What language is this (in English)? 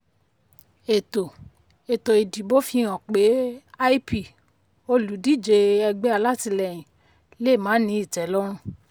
Yoruba